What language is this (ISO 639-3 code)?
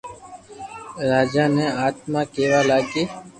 lrk